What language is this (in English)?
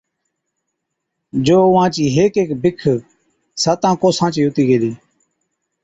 Od